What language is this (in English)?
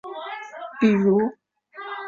Chinese